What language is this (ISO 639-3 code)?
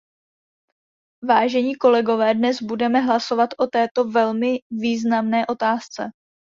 ces